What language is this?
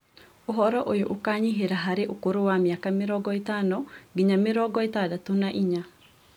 Kikuyu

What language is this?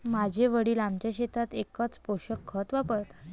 Marathi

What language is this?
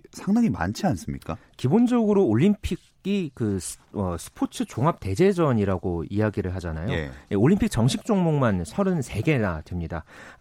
Korean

